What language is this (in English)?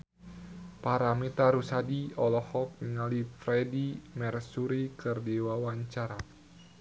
Sundanese